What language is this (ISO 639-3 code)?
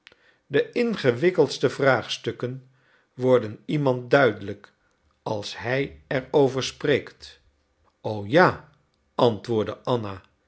nld